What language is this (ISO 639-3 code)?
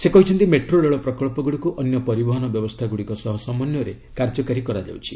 ori